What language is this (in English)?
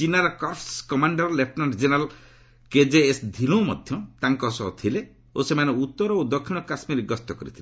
Odia